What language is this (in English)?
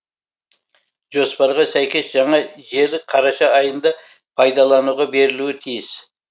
Kazakh